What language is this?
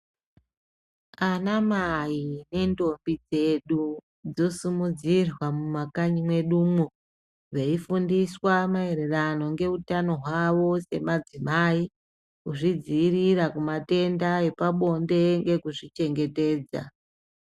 Ndau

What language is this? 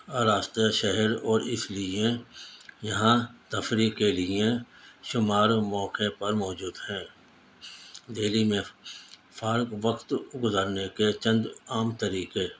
Urdu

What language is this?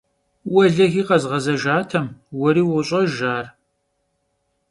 Kabardian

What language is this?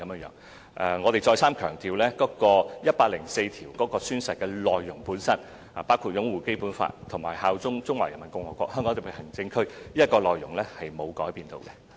Cantonese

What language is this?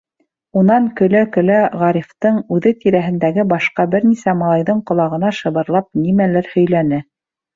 Bashkir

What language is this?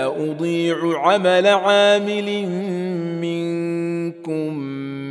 Arabic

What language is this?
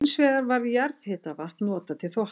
Icelandic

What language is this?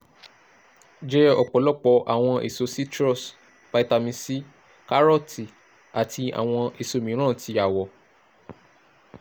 Yoruba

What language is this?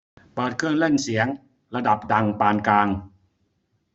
Thai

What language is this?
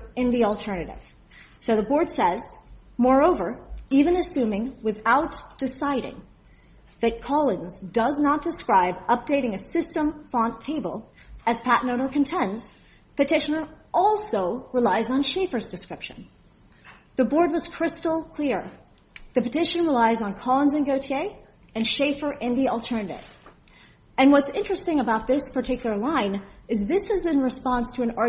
English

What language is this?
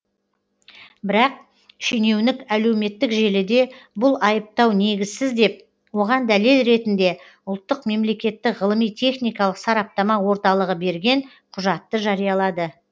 Kazakh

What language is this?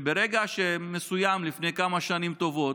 Hebrew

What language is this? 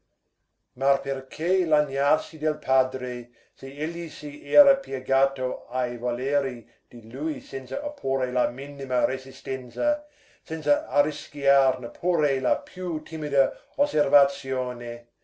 Italian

